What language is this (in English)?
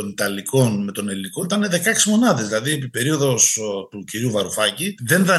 Greek